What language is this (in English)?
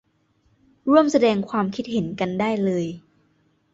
Thai